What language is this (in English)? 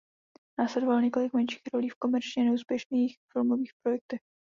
Czech